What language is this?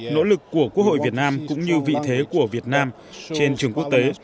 Vietnamese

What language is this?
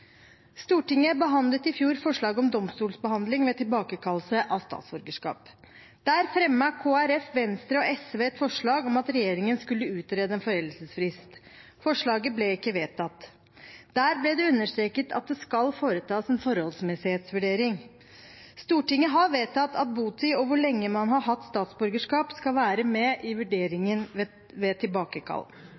Norwegian Bokmål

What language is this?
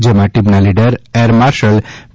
Gujarati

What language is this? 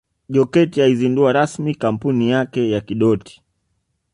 Swahili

